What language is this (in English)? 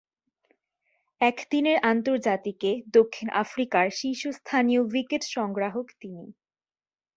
Bangla